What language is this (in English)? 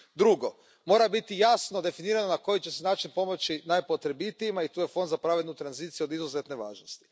Croatian